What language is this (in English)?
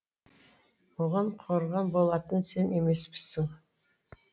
Kazakh